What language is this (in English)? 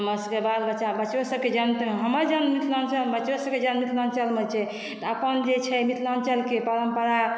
Maithili